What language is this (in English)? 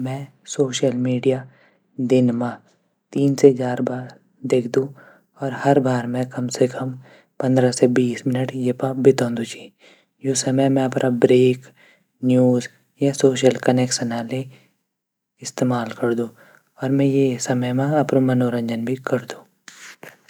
Garhwali